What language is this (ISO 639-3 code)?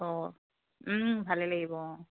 asm